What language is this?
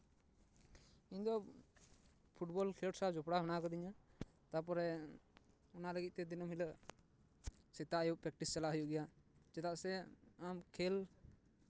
Santali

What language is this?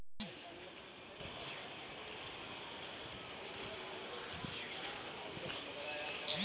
Bhojpuri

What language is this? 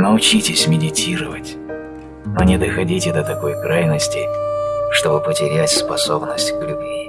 Russian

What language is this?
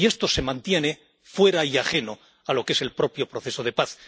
Spanish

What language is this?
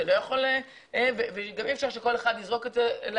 Hebrew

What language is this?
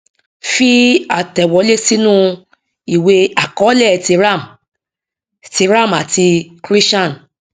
Yoruba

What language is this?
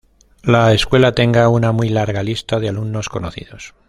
Spanish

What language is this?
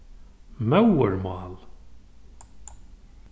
Faroese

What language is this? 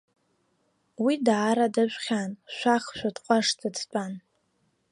Abkhazian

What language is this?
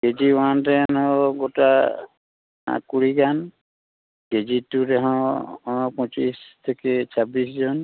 Santali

